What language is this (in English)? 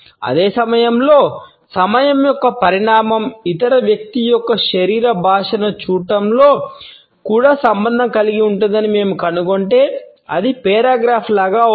Telugu